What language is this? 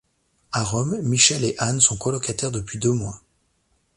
French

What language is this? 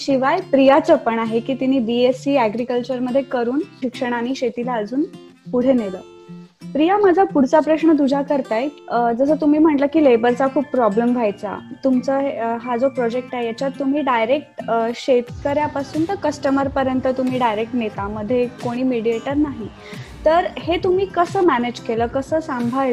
Marathi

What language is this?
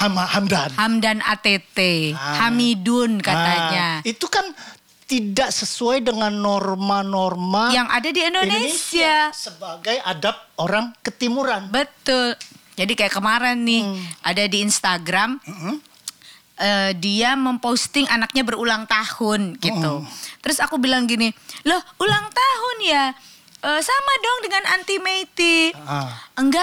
Indonesian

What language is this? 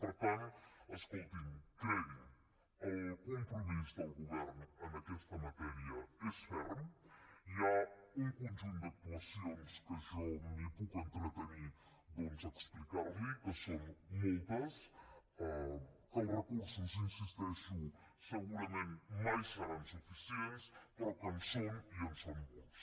Catalan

